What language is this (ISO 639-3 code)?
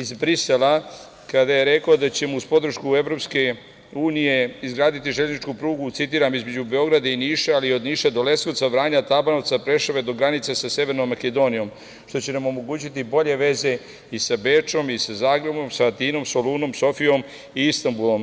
srp